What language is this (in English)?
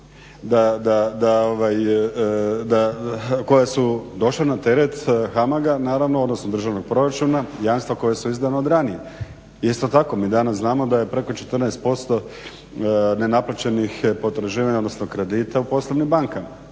Croatian